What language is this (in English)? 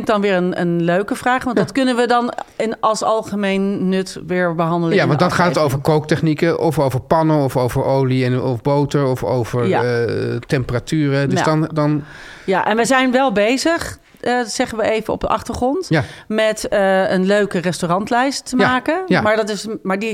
Dutch